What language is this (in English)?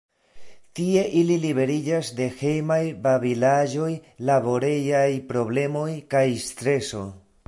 Esperanto